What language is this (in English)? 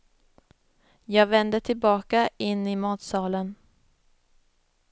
Swedish